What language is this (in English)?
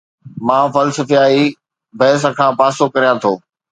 Sindhi